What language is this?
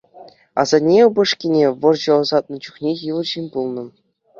Chuvash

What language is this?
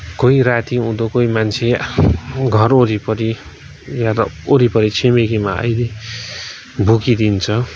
Nepali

